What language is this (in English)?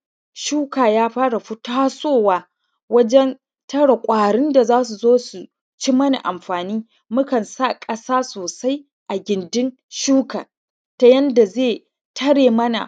Hausa